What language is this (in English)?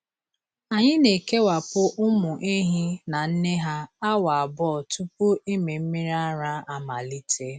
Igbo